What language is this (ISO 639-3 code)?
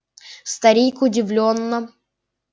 rus